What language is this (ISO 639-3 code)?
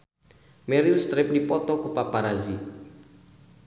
sun